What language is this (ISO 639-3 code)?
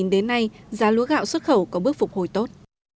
vie